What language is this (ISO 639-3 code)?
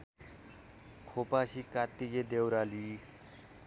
nep